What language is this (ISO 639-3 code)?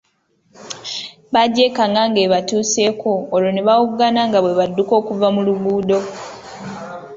lug